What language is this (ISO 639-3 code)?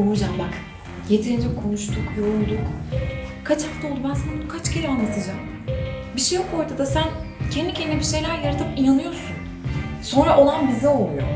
tur